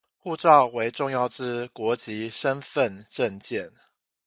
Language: Chinese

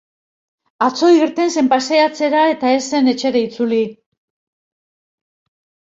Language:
Basque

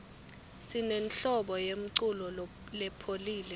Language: Swati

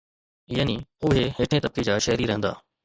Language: Sindhi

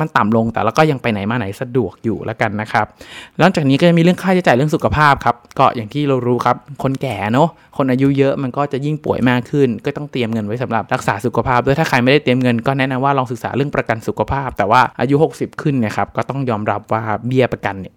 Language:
Thai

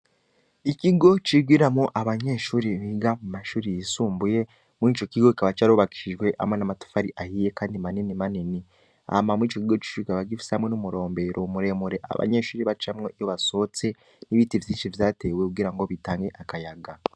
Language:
Rundi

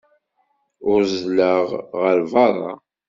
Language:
Kabyle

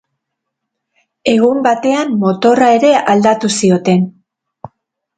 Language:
Basque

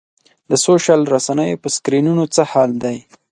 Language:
Pashto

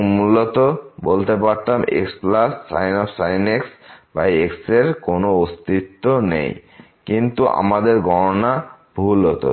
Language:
Bangla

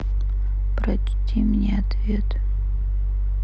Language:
Russian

